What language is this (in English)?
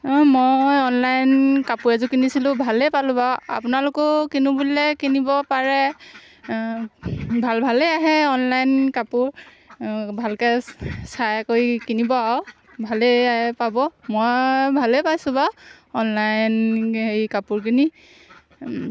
Assamese